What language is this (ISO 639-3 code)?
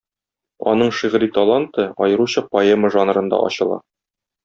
tat